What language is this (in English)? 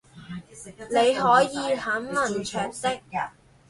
Chinese